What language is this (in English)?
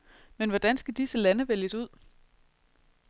Danish